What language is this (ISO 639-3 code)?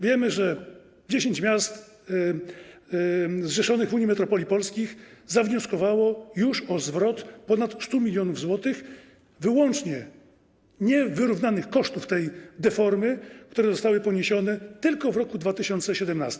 pol